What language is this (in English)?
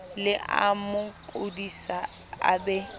Southern Sotho